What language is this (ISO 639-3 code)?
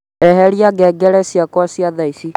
kik